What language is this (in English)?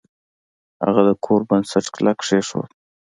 Pashto